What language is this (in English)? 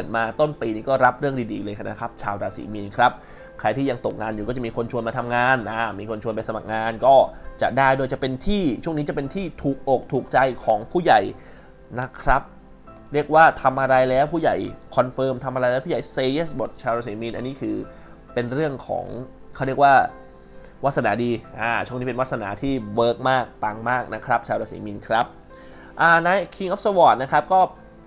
Thai